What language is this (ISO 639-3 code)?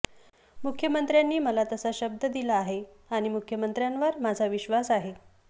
mar